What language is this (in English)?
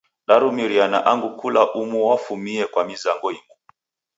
Taita